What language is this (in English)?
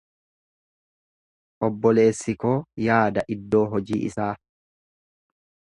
Oromo